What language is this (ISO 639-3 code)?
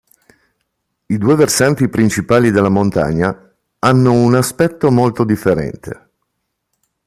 ita